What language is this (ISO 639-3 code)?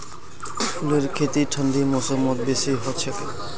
mag